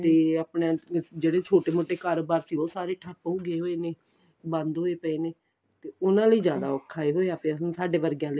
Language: Punjabi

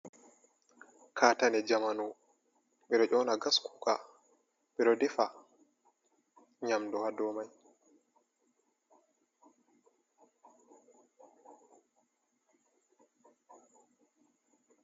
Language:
Fula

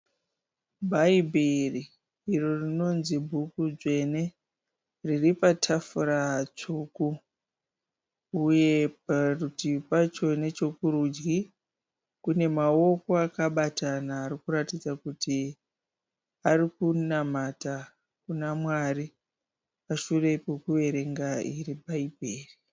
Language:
Shona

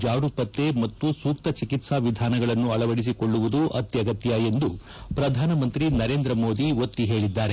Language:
Kannada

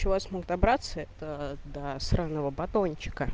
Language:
Russian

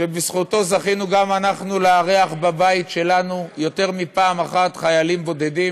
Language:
Hebrew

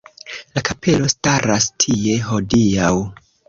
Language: Esperanto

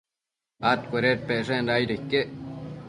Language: Matsés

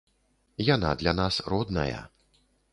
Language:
Belarusian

